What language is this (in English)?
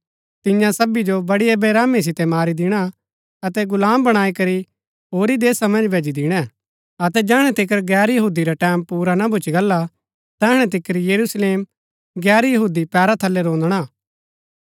Gaddi